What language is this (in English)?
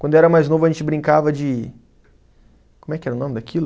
Portuguese